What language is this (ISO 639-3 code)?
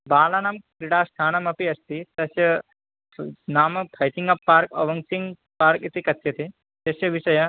san